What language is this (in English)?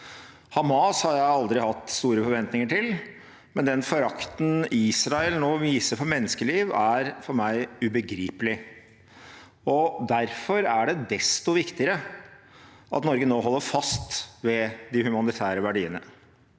Norwegian